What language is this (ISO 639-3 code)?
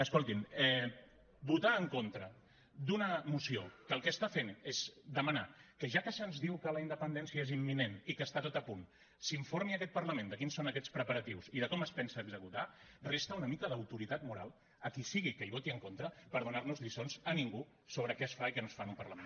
cat